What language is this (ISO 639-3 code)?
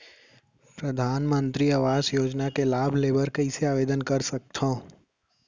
hne